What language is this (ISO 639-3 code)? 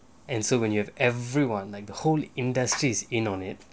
eng